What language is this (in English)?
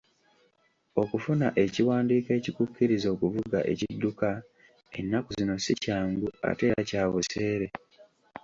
Ganda